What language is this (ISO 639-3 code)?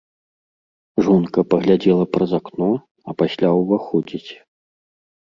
bel